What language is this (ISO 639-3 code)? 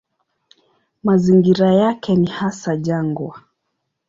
swa